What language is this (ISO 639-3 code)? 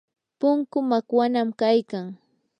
qur